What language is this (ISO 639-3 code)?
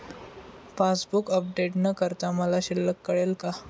mar